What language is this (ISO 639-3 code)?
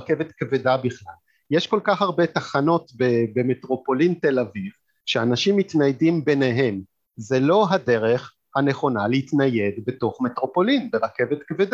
heb